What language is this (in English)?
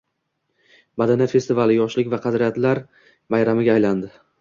Uzbek